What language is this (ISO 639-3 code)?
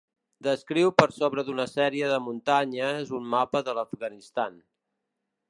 cat